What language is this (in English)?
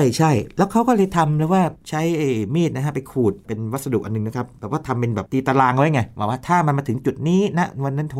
Thai